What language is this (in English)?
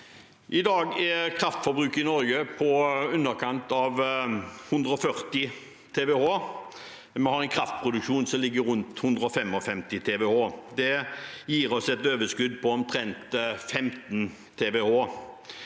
Norwegian